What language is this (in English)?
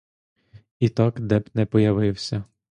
Ukrainian